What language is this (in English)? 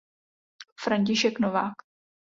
Czech